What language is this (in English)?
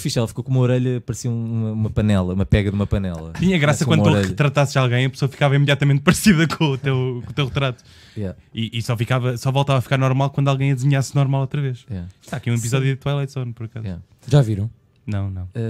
Portuguese